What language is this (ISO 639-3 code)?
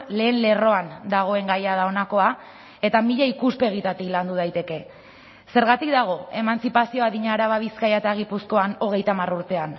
eus